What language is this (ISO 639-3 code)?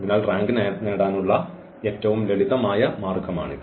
mal